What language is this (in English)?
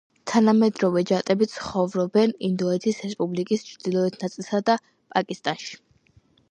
Georgian